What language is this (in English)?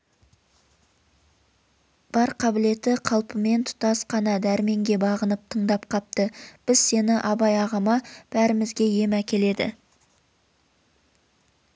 Kazakh